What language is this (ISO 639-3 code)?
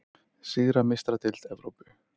isl